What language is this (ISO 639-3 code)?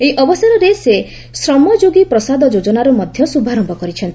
ori